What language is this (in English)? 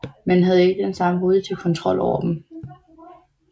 Danish